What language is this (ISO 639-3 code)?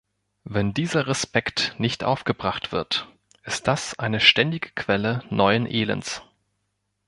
deu